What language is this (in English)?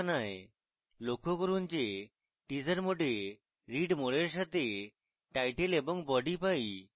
Bangla